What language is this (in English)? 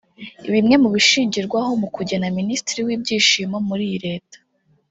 Kinyarwanda